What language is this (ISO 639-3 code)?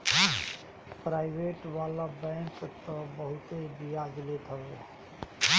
bho